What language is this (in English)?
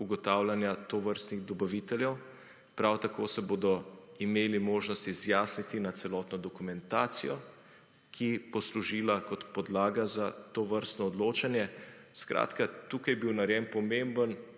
Slovenian